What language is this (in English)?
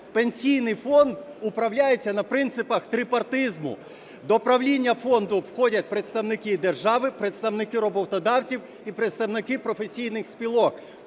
Ukrainian